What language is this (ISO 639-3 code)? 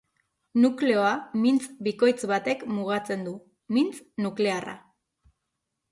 eus